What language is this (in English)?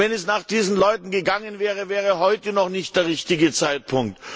German